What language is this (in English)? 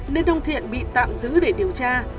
Vietnamese